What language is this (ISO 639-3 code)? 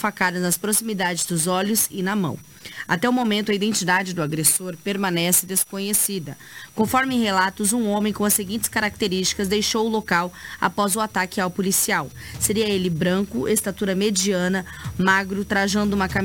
por